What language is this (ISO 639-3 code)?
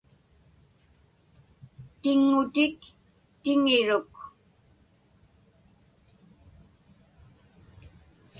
ipk